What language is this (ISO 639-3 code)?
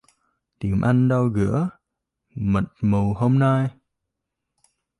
vie